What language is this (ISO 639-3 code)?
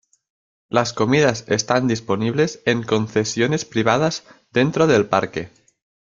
spa